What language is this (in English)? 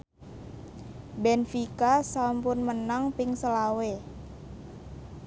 Javanese